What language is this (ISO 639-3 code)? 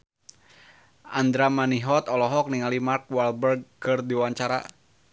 sun